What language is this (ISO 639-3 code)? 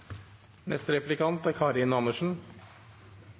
nno